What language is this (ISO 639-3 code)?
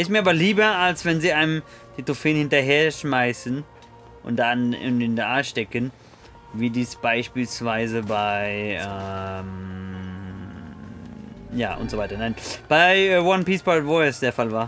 deu